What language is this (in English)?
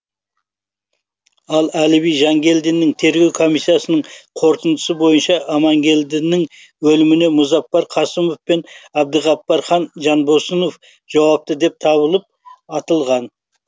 Kazakh